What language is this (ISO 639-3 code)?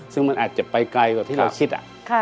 tha